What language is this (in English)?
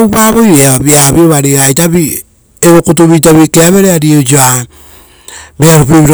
Rotokas